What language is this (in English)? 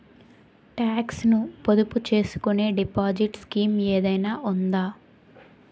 Telugu